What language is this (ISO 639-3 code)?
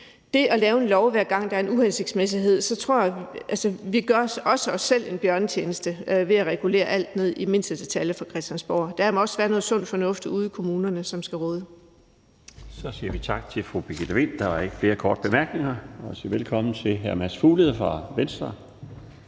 dan